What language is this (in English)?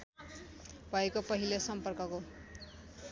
Nepali